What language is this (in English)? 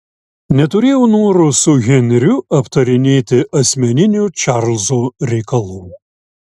Lithuanian